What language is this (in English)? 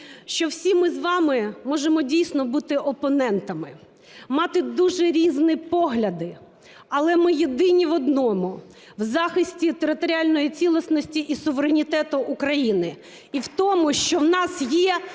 Ukrainian